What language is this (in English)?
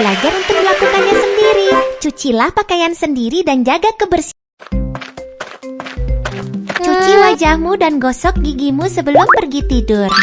Indonesian